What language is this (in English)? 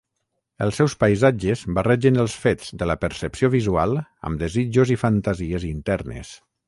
Catalan